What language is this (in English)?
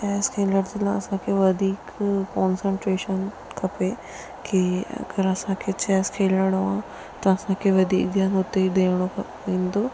Sindhi